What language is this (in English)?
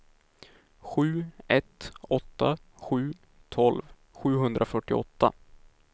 Swedish